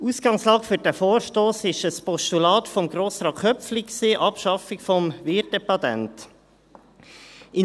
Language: Swiss German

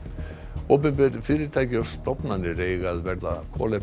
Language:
Icelandic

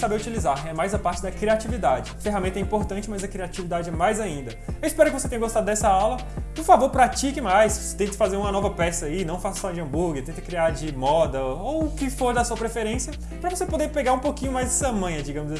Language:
Portuguese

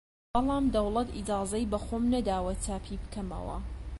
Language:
Central Kurdish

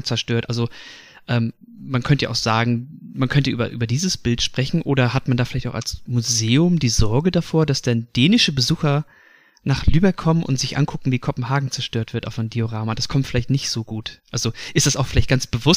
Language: German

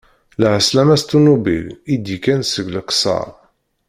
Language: Kabyle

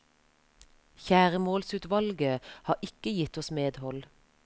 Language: Norwegian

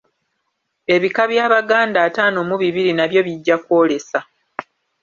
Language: Ganda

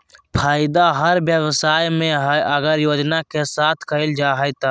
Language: Magahi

